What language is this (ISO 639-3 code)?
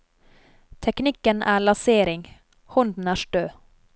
nor